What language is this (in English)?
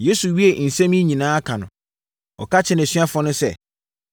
Akan